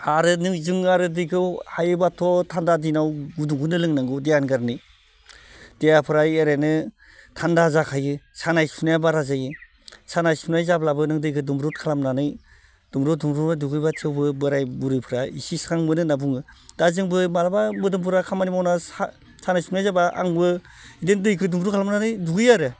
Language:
Bodo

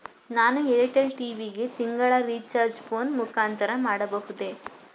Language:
Kannada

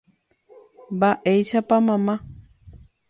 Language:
Guarani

